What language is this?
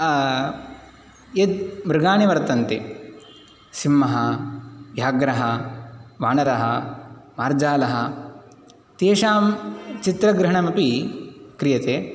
Sanskrit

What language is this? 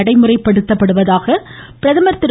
Tamil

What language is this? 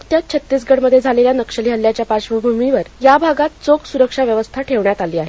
Marathi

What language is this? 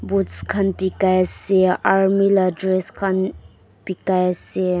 Naga Pidgin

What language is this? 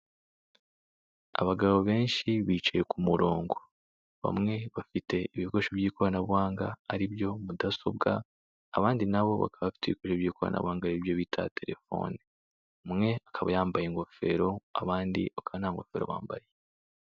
Kinyarwanda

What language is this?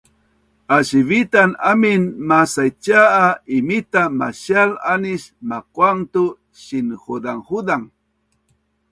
Bunun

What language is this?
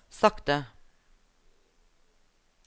Norwegian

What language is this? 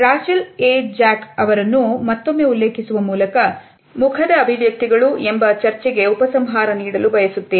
Kannada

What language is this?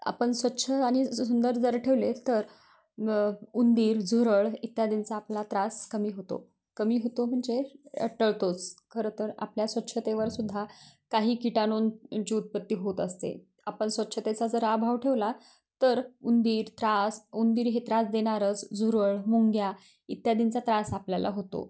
Marathi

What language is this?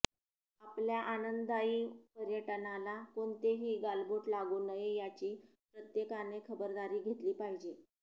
Marathi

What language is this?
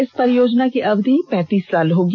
Hindi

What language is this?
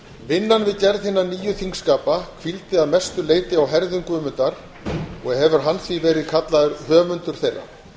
Icelandic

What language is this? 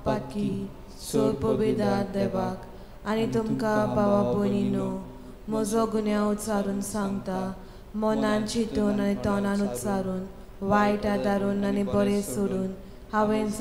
Romanian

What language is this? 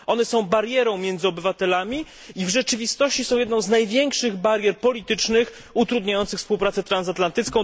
Polish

